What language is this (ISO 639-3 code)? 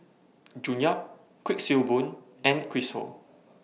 eng